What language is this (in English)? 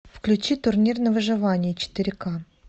Russian